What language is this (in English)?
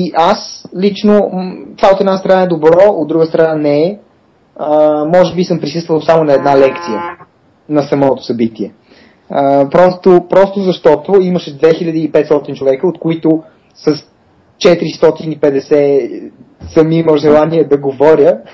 Bulgarian